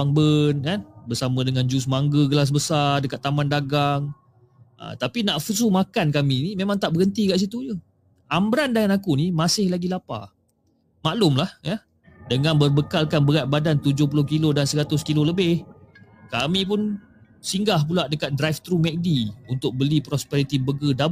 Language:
Malay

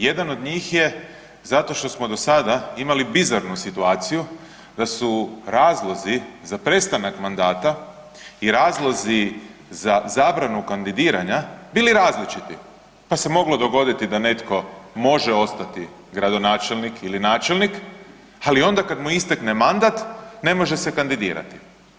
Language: Croatian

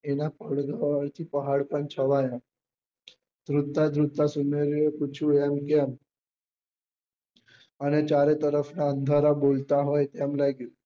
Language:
Gujarati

